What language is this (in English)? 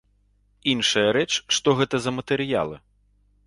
Belarusian